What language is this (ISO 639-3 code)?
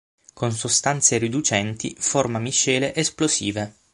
ita